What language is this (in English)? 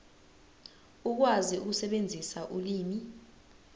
Zulu